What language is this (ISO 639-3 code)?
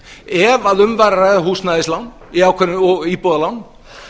isl